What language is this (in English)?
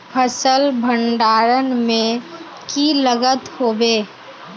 Magahi